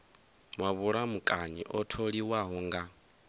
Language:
Venda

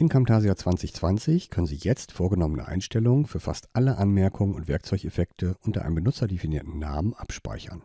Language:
German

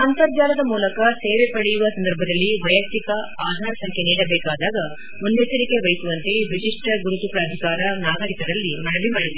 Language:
Kannada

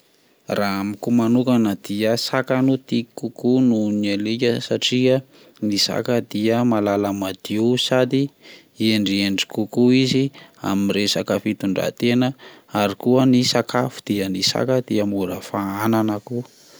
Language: Malagasy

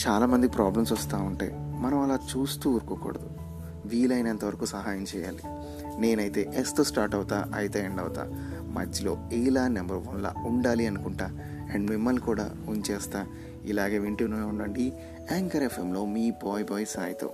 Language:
Telugu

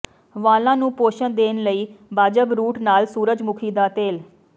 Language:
Punjabi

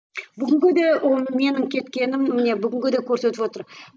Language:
Kazakh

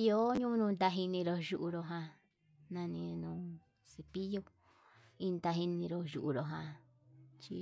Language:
Yutanduchi Mixtec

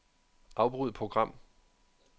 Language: Danish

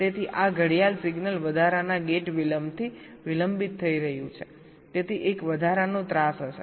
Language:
Gujarati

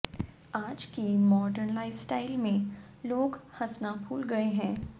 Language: Hindi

